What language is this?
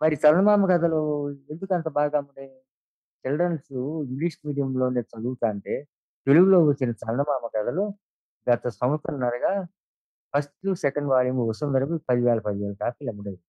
Telugu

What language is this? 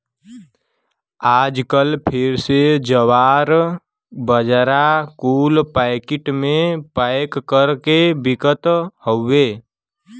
Bhojpuri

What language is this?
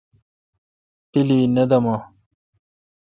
Kalkoti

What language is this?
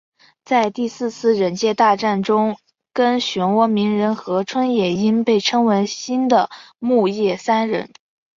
Chinese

